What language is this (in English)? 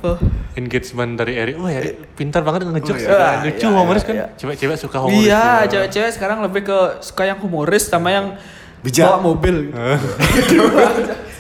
Indonesian